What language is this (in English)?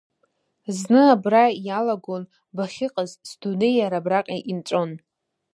Abkhazian